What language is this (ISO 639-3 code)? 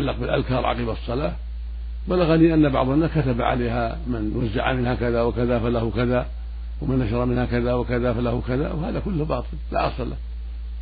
ara